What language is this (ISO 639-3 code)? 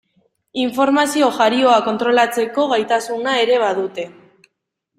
eus